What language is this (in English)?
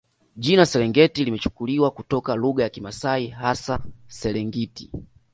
Swahili